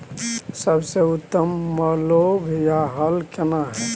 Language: Maithili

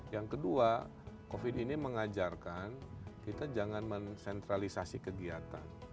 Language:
Indonesian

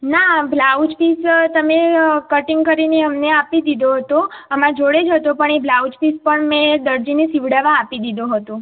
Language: Gujarati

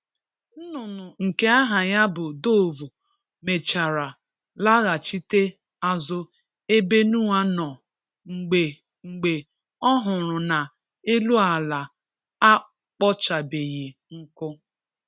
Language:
Igbo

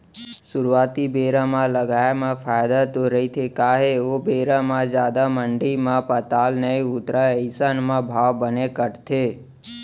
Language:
Chhattisgarhi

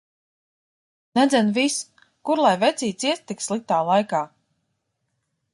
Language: Latvian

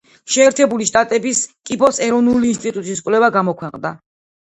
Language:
Georgian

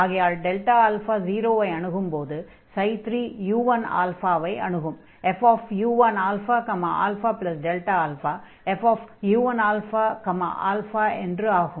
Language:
Tamil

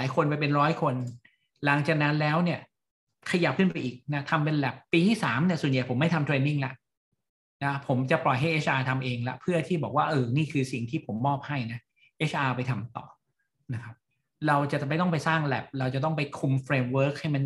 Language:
Thai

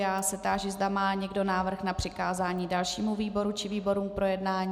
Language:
Czech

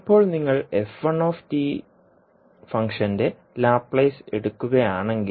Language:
Malayalam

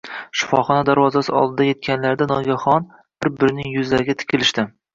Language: Uzbek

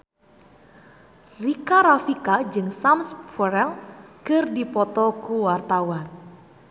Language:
Sundanese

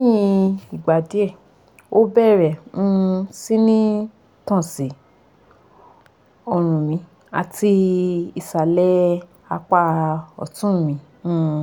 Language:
Yoruba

